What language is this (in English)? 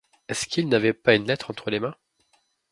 French